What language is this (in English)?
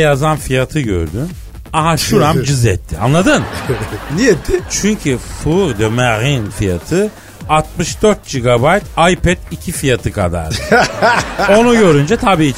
Turkish